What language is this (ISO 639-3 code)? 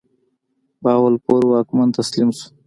pus